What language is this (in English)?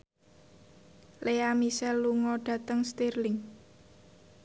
Javanese